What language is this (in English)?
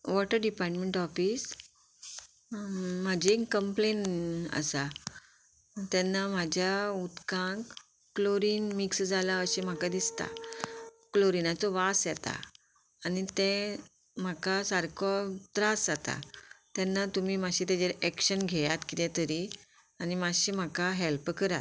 Konkani